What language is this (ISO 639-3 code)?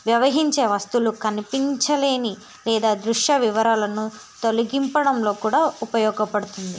tel